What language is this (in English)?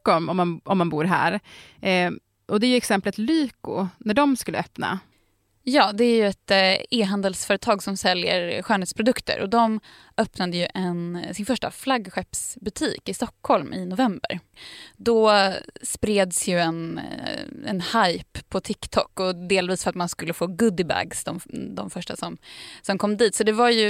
Swedish